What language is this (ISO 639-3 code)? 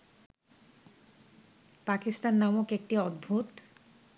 ben